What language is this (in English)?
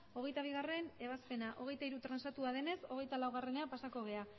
Basque